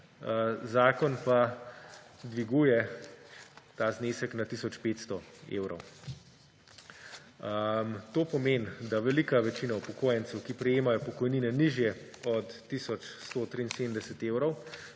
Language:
Slovenian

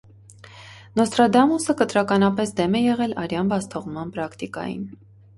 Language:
Armenian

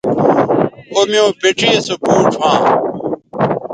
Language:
Bateri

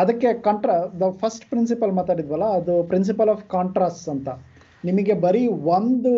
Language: Kannada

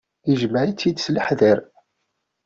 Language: Kabyle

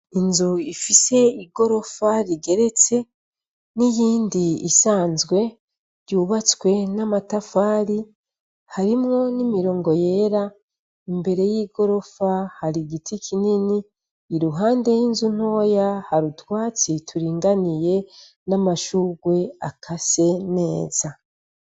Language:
Rundi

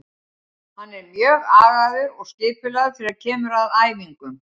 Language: Icelandic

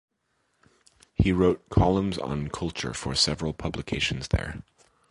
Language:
English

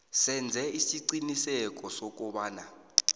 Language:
South Ndebele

